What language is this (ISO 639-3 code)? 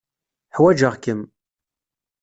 kab